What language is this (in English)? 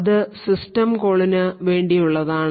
Malayalam